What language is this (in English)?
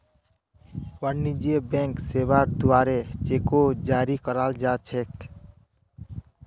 Magahi